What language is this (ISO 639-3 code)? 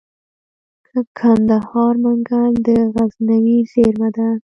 pus